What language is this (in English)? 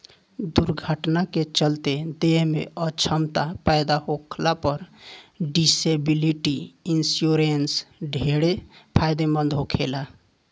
Bhojpuri